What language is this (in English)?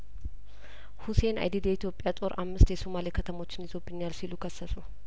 Amharic